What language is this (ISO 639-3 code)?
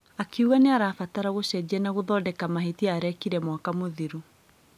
kik